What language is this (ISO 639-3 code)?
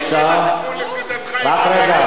heb